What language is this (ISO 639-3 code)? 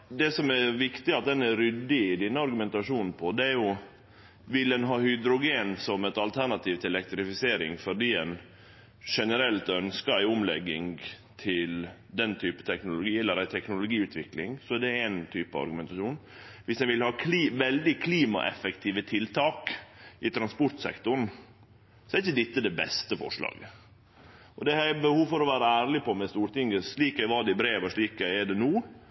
nno